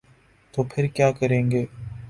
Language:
Urdu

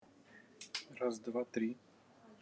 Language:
Russian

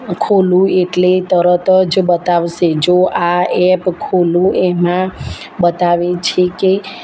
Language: Gujarati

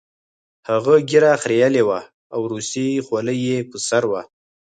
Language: Pashto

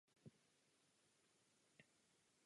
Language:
Czech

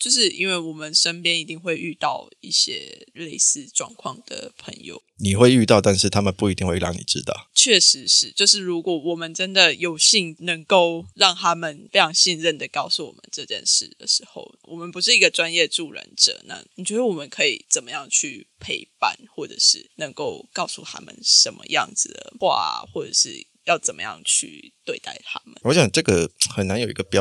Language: Chinese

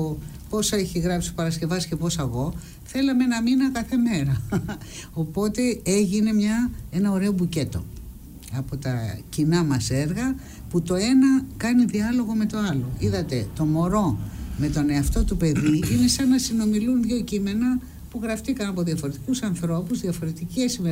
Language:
Greek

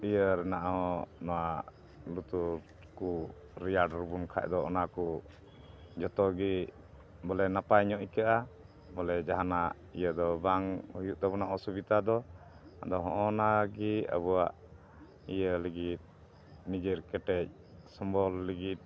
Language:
Santali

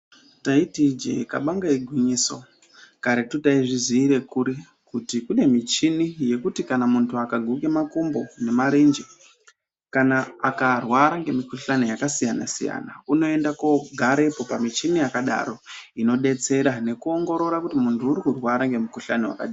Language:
Ndau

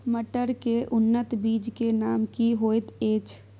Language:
Maithili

